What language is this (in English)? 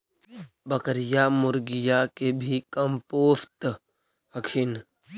Magahi